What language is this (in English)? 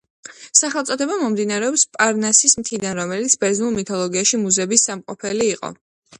Georgian